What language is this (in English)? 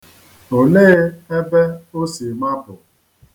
Igbo